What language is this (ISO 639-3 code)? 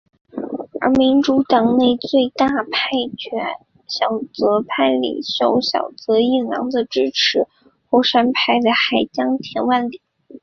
zho